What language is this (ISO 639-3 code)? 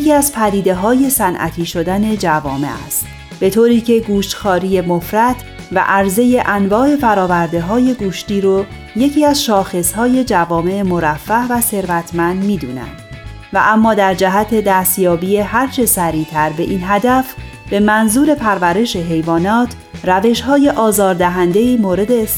fas